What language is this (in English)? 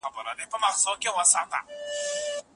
Pashto